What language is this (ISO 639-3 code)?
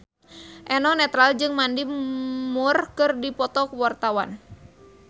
sun